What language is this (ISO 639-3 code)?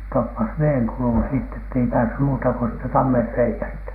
fin